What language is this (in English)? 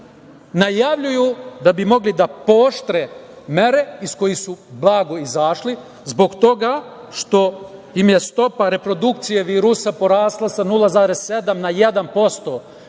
Serbian